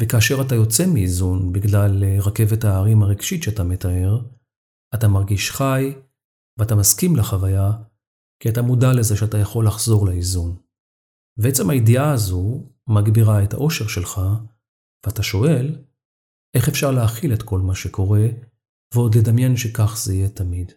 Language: Hebrew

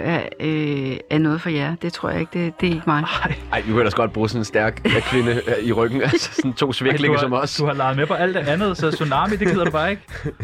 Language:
Danish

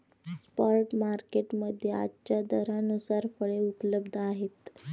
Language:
Marathi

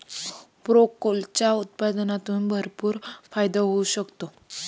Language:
Marathi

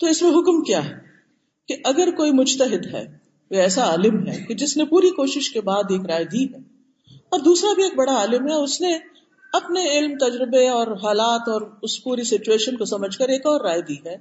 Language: Urdu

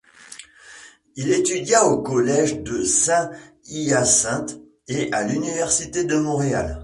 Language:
French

